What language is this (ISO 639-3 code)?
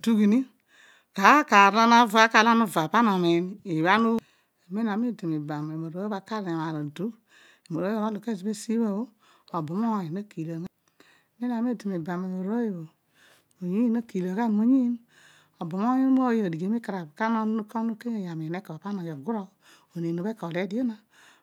odu